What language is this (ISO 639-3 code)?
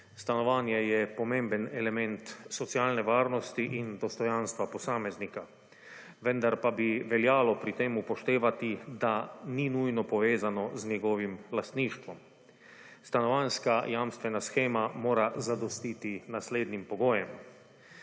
slv